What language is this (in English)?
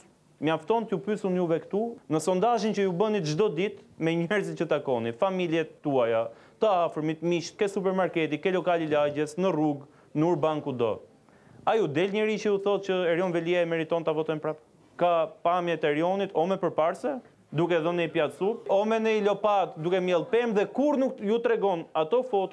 Romanian